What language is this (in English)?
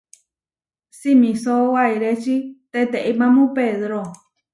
Huarijio